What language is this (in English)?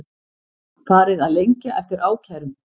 Icelandic